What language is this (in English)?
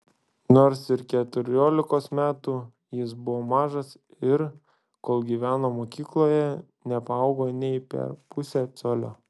Lithuanian